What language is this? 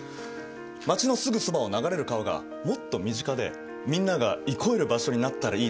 Japanese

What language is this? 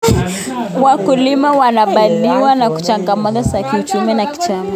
Kalenjin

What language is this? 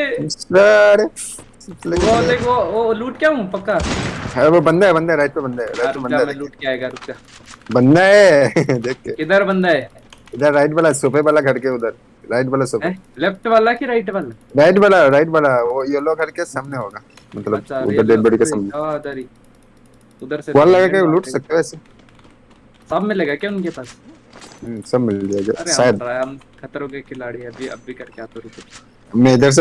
Gujarati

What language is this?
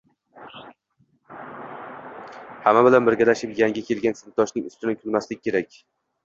Uzbek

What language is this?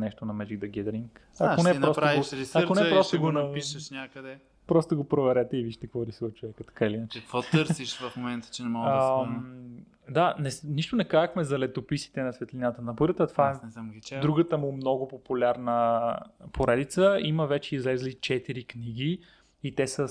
Bulgarian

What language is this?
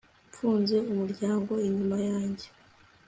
Kinyarwanda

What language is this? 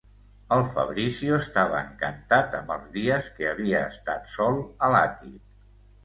Catalan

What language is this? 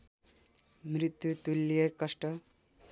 Nepali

